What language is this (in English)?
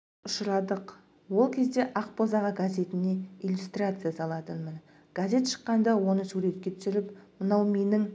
Kazakh